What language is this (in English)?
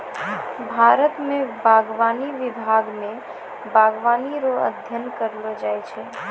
Maithili